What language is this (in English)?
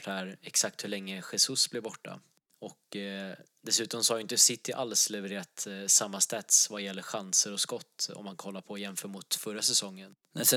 Swedish